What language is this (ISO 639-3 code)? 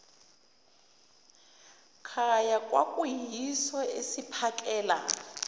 zul